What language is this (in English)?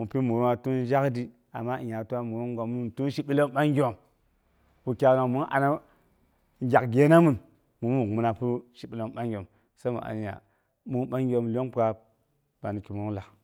Boghom